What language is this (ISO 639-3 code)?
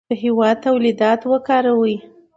pus